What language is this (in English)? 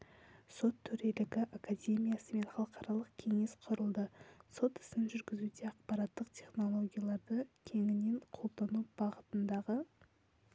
Kazakh